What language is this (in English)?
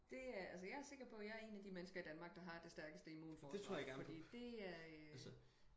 Danish